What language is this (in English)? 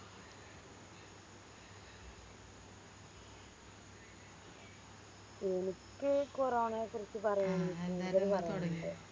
Malayalam